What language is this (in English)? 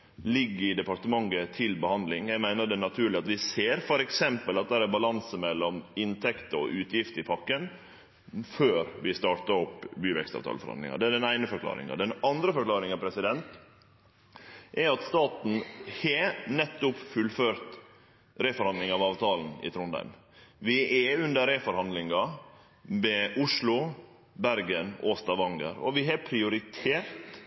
Norwegian Nynorsk